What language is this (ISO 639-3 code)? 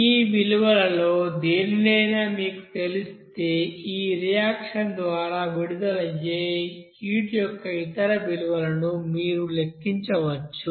tel